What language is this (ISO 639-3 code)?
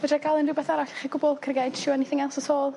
cym